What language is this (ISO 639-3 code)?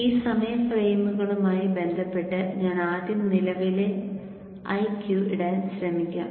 mal